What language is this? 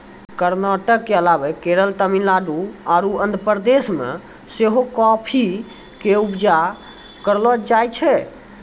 Maithili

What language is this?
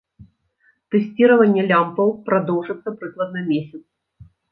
Belarusian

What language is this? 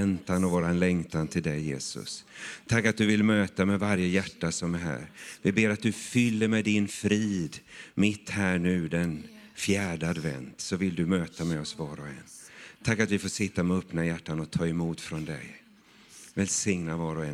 Swedish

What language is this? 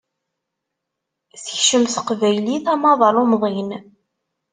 Kabyle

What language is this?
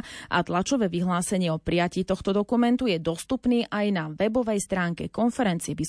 Slovak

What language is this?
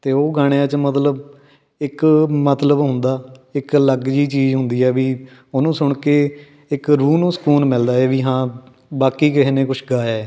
Punjabi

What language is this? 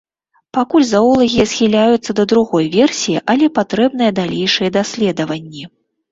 Belarusian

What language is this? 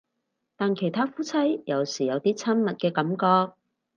Cantonese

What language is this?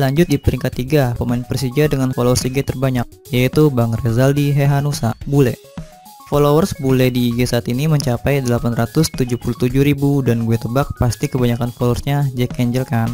Indonesian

